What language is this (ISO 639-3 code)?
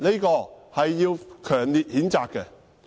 yue